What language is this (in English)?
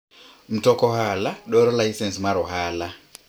Luo (Kenya and Tanzania)